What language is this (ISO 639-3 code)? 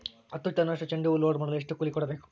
kan